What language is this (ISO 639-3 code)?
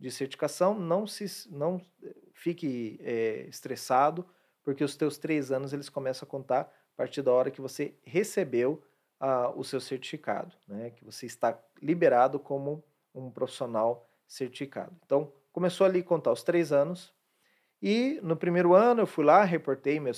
por